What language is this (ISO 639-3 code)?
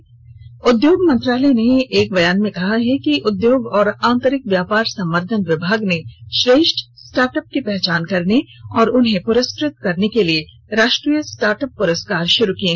hin